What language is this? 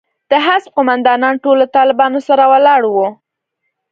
Pashto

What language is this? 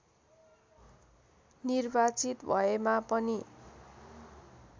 Nepali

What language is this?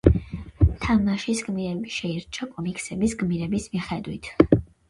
Georgian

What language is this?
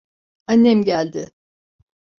Turkish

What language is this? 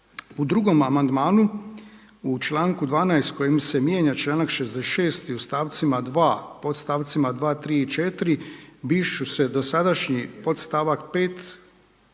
Croatian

